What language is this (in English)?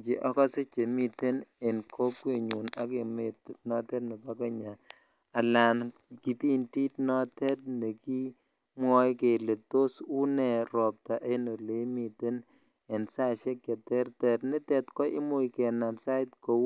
Kalenjin